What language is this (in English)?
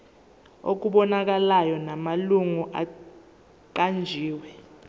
Zulu